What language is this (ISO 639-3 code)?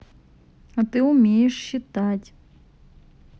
rus